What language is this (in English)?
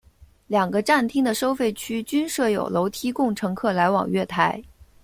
Chinese